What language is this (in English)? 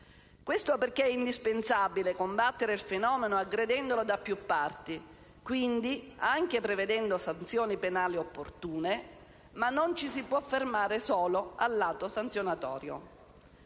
Italian